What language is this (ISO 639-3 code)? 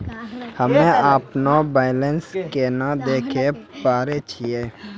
mai